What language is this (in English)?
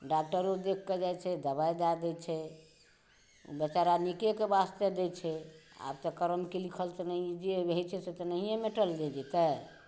Maithili